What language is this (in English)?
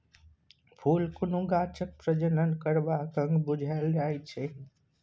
Maithili